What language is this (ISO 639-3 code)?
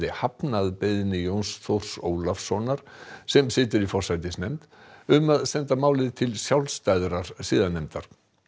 isl